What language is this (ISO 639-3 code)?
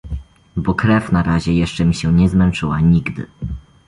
pol